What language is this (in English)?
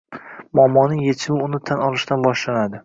Uzbek